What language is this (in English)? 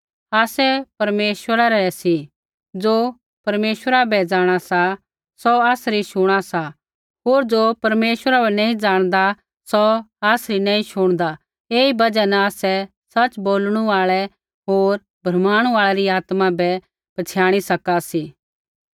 Kullu Pahari